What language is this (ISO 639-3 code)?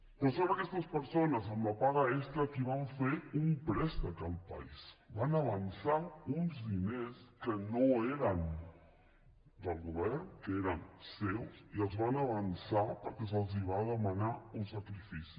cat